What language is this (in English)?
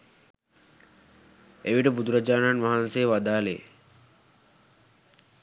Sinhala